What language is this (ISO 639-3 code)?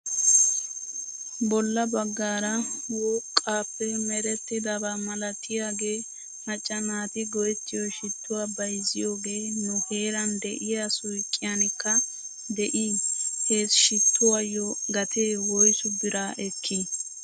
wal